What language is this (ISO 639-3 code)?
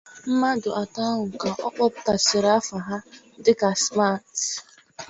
ibo